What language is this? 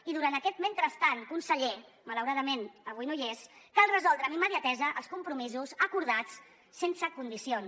Catalan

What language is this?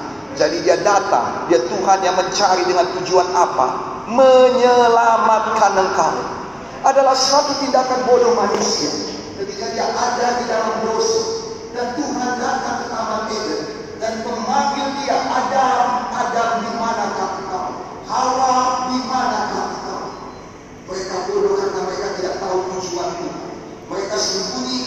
Indonesian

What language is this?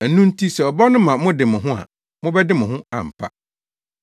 Akan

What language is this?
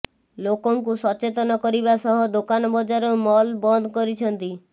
Odia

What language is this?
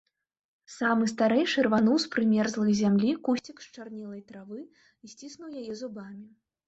Belarusian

